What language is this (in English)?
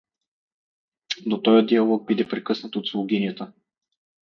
Bulgarian